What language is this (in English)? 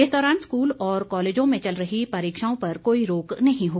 Hindi